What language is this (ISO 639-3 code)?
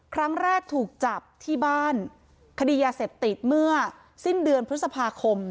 tha